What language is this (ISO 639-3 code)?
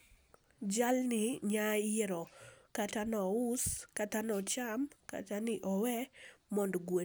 luo